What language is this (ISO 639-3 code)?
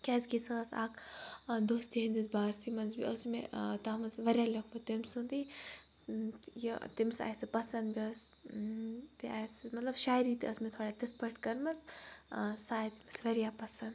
kas